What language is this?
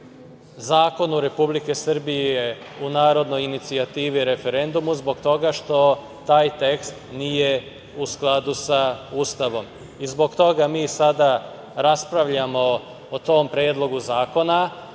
Serbian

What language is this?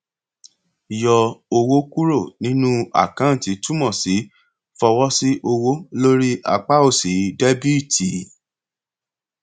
Yoruba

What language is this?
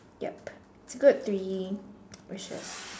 English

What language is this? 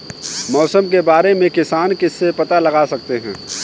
Hindi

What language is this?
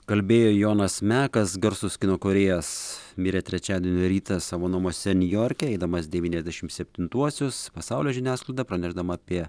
Lithuanian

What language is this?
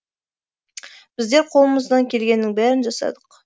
Kazakh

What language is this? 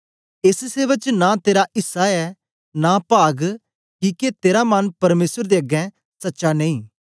Dogri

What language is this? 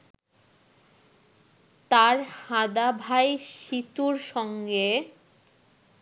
Bangla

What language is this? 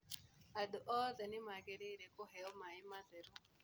Kikuyu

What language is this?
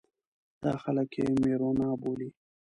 Pashto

